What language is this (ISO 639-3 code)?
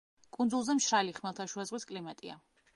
kat